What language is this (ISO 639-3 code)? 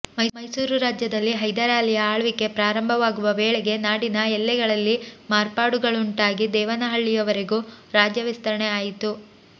kan